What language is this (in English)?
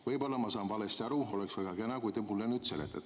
Estonian